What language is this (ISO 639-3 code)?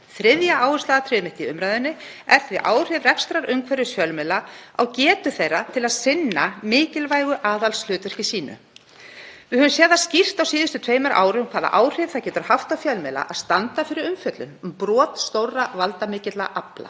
isl